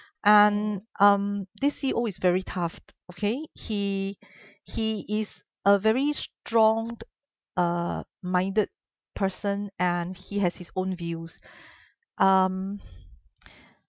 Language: English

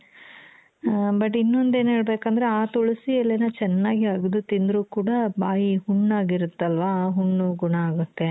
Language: Kannada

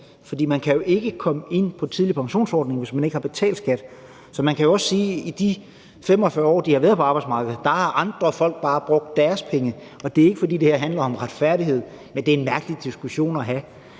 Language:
Danish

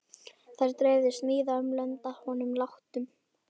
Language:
Icelandic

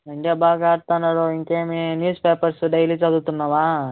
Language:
Telugu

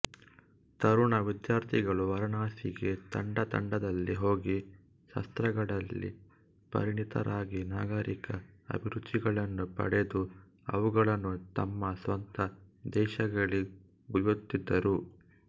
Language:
Kannada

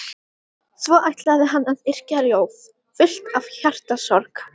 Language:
Icelandic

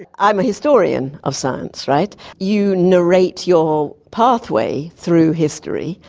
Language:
English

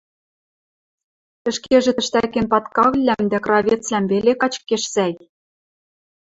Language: Western Mari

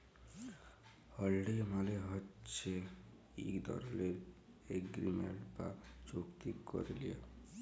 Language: Bangla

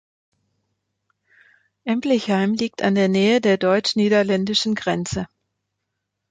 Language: German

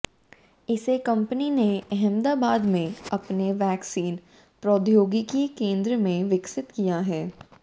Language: Hindi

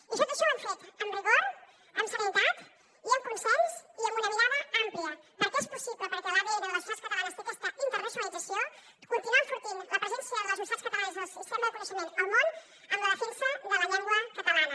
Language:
Catalan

